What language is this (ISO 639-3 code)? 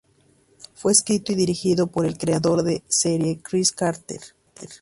spa